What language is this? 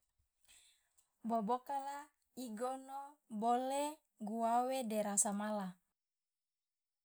Loloda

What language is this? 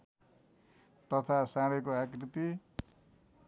Nepali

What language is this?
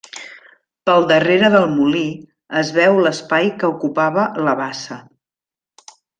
Catalan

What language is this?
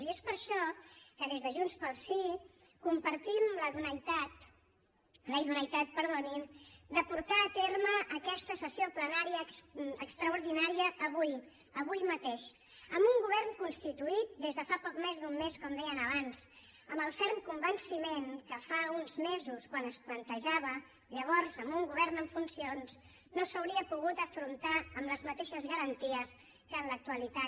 Catalan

